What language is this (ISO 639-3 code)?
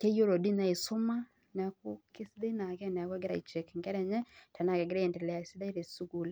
mas